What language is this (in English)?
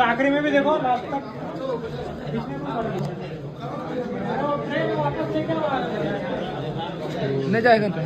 Arabic